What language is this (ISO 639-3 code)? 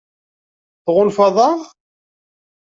kab